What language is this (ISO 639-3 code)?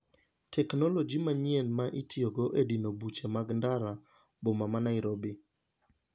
luo